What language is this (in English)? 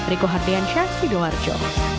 Indonesian